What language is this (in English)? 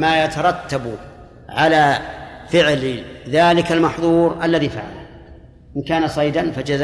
Arabic